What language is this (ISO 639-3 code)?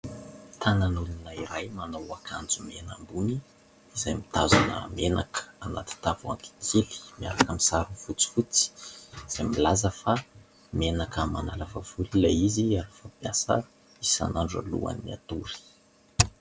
mlg